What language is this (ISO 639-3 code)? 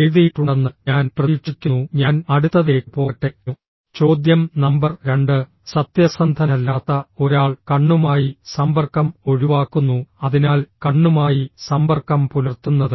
mal